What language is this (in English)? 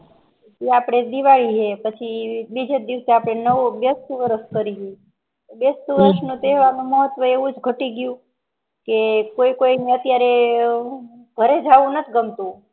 Gujarati